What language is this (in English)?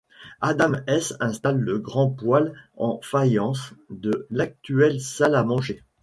French